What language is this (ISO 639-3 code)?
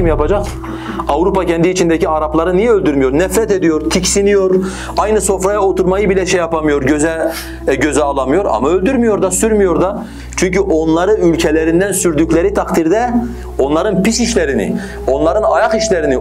tur